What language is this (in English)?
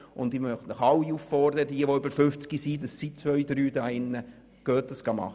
Swiss German